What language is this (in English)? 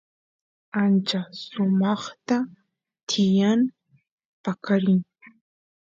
Santiago del Estero Quichua